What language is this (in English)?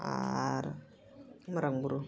Santali